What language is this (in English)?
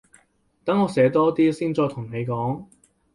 Cantonese